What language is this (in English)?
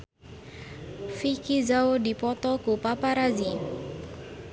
Sundanese